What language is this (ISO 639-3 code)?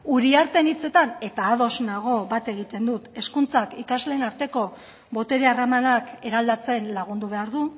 eus